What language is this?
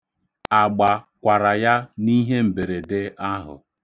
Igbo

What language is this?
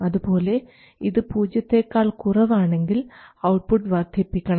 Malayalam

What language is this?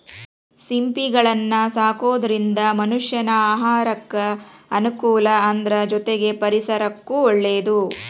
Kannada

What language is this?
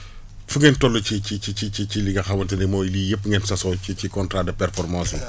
Wolof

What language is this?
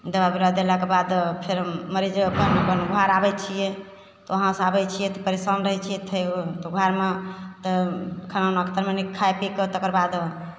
Maithili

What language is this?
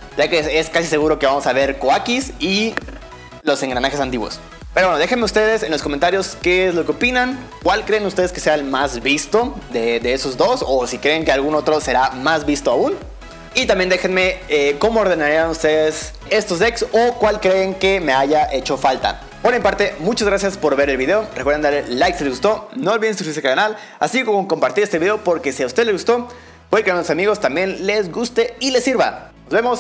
Spanish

